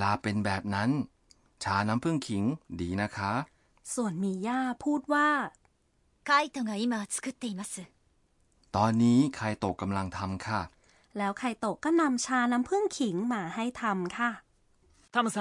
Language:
Thai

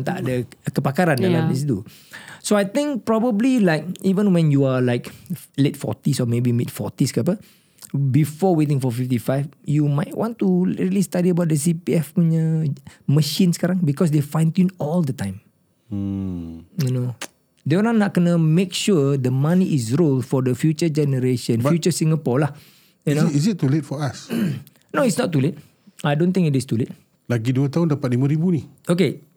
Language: Malay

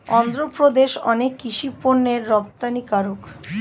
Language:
Bangla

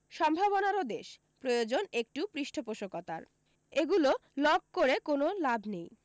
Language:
Bangla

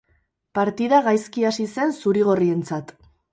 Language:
Basque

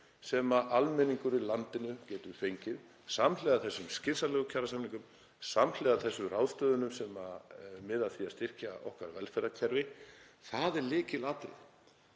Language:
Icelandic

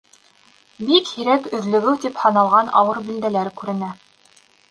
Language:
Bashkir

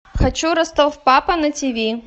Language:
Russian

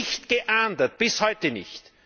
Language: German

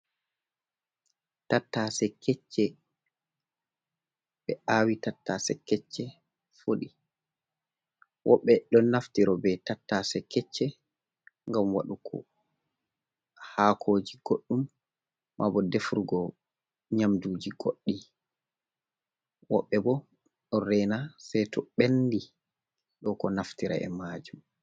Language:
Fula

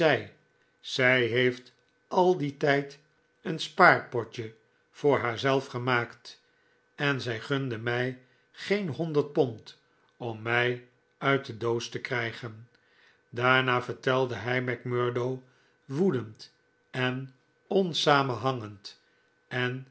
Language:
Dutch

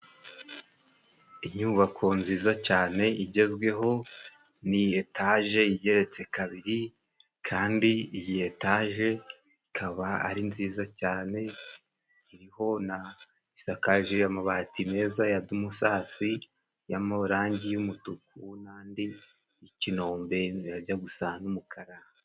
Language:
Kinyarwanda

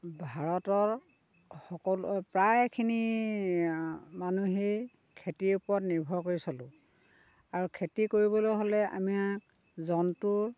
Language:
Assamese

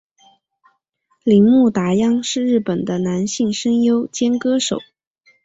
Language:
Chinese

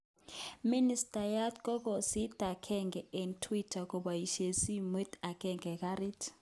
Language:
Kalenjin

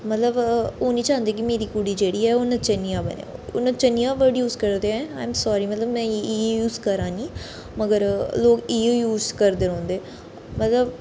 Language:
Dogri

